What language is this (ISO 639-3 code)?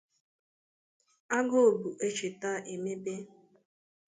ibo